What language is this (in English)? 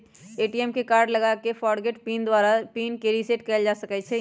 Magahi